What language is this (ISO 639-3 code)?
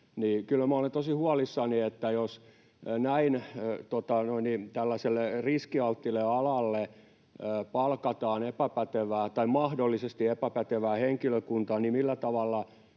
fin